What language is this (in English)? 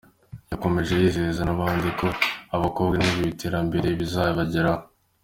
Kinyarwanda